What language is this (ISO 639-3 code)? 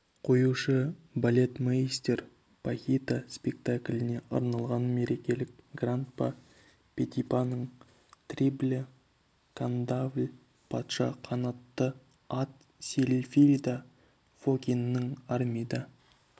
kaz